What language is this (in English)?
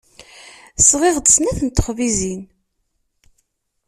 Kabyle